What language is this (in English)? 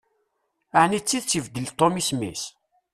Kabyle